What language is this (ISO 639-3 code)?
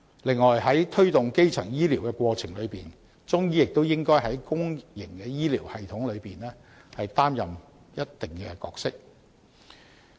yue